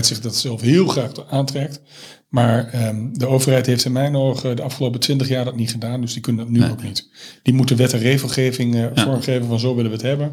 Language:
Dutch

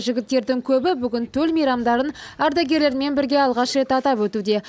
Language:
Kazakh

